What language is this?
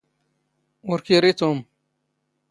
Standard Moroccan Tamazight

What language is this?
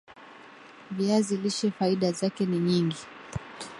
Swahili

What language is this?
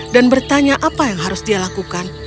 Indonesian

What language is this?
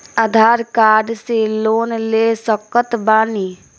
Bhojpuri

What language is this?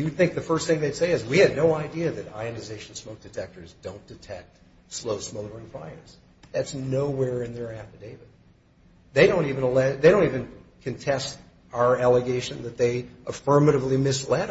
English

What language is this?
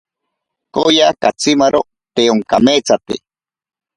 Ashéninka Perené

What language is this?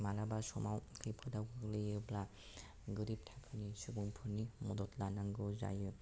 Bodo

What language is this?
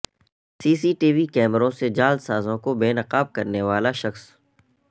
Urdu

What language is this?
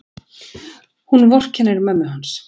Icelandic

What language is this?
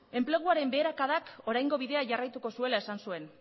Basque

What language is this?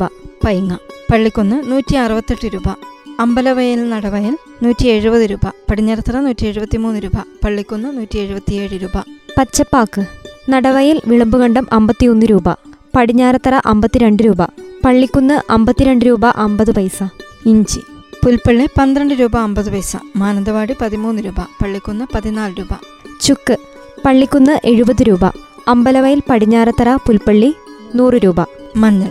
Malayalam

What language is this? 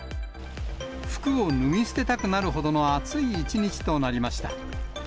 Japanese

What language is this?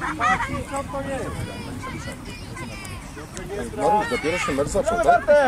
Polish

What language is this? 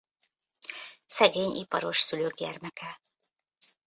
Hungarian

